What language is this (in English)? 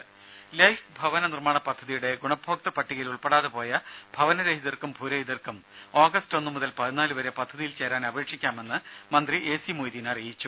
Malayalam